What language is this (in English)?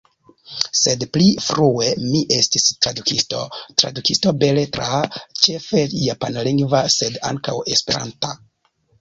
Esperanto